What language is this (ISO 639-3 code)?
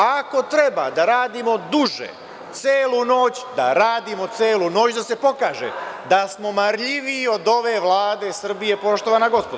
srp